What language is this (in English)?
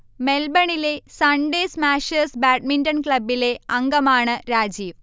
Malayalam